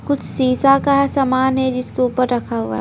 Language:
Hindi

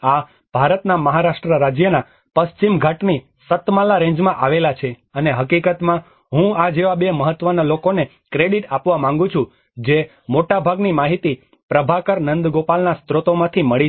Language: Gujarati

